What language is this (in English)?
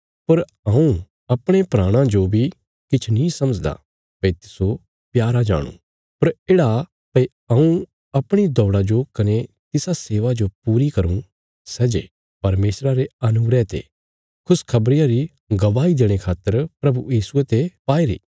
Bilaspuri